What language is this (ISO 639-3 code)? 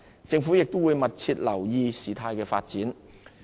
yue